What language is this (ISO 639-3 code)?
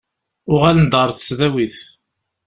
kab